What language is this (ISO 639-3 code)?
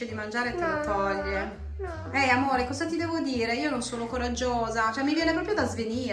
ita